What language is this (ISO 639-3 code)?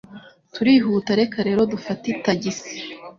kin